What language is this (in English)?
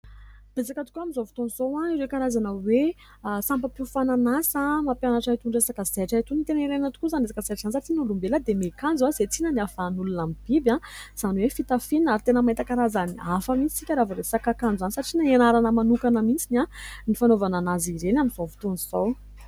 Malagasy